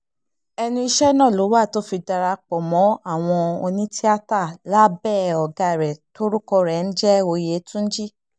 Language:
Yoruba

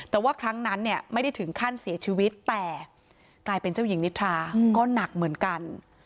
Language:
Thai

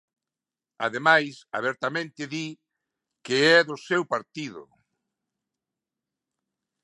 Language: Galician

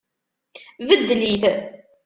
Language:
Kabyle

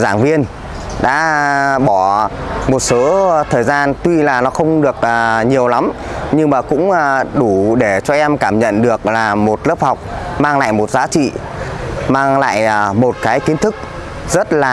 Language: Vietnamese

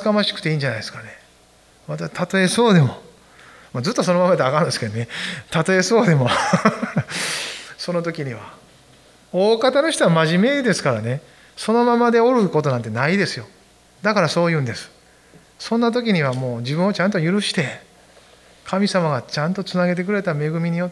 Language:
Japanese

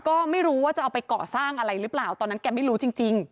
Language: Thai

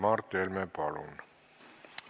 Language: Estonian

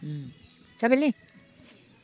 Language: Bodo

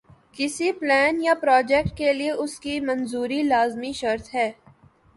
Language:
Urdu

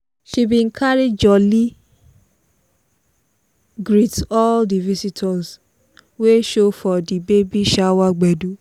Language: Nigerian Pidgin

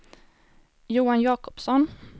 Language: Swedish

